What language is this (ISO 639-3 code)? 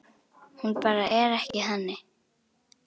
isl